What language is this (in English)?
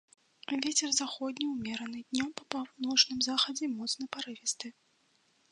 Belarusian